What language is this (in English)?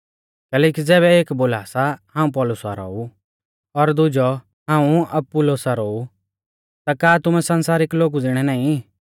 Mahasu Pahari